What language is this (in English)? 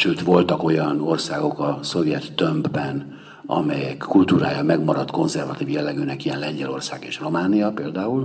Hungarian